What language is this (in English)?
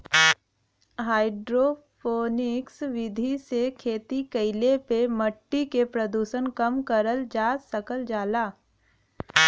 Bhojpuri